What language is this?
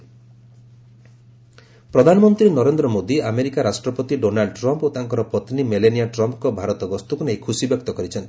Odia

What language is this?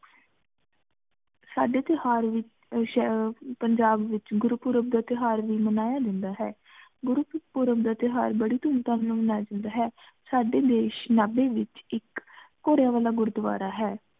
Punjabi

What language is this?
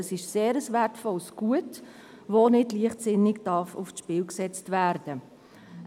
Swiss German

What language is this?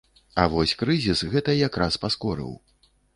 Belarusian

